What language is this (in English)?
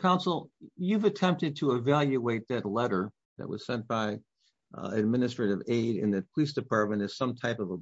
English